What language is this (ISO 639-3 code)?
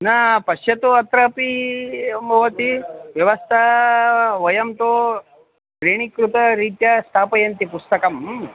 san